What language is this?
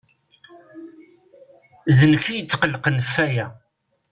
Kabyle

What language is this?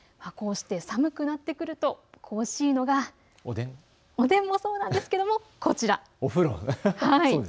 Japanese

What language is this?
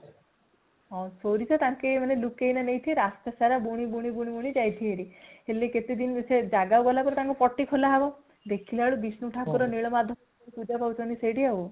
Odia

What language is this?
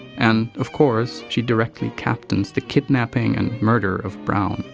English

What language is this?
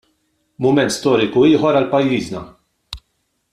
Maltese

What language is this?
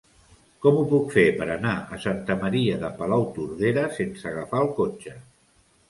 Catalan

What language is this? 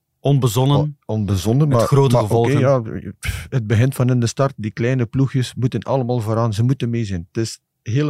Dutch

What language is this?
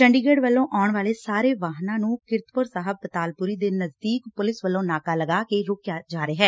Punjabi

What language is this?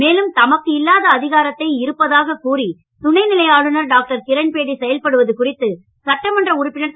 Tamil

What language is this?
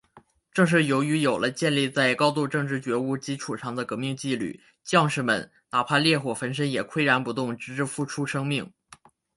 Chinese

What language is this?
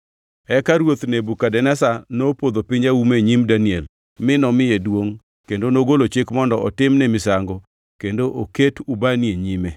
Luo (Kenya and Tanzania)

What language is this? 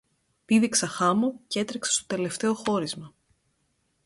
Greek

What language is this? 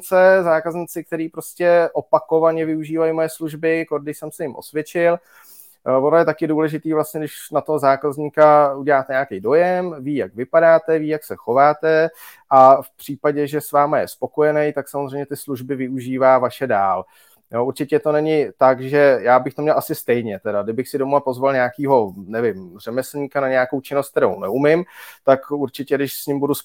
Czech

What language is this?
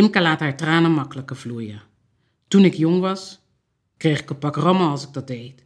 Dutch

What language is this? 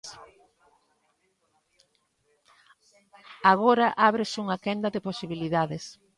Galician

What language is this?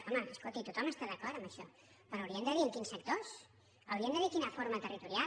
Catalan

